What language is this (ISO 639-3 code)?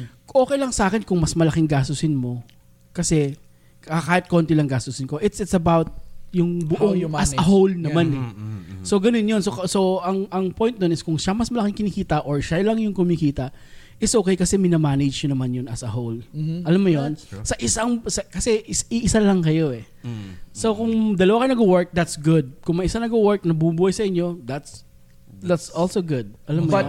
fil